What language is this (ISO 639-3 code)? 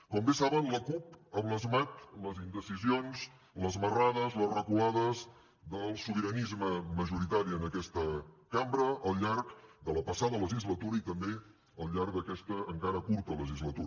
cat